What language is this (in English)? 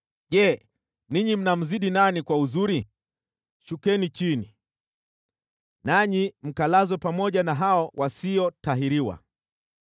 Swahili